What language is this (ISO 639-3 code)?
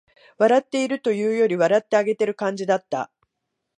jpn